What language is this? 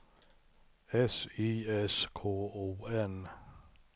Swedish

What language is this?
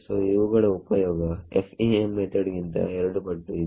Kannada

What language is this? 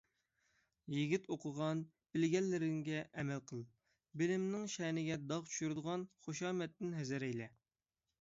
Uyghur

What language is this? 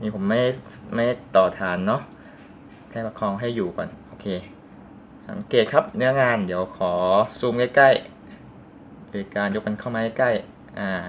Thai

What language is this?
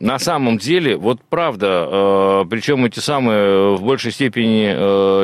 Russian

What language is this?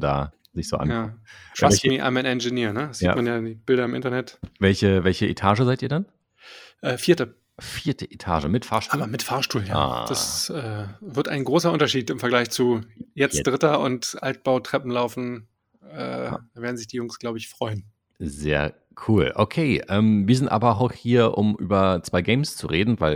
German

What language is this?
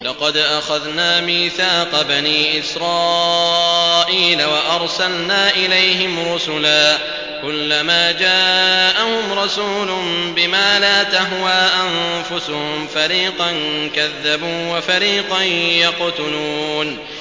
Arabic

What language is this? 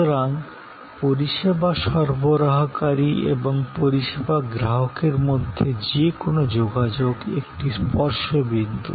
Bangla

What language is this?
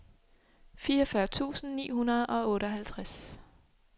Danish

